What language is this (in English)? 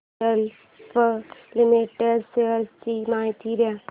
Marathi